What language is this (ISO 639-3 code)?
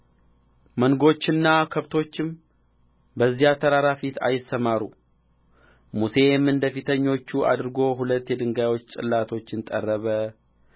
amh